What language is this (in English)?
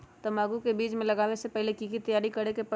Magahi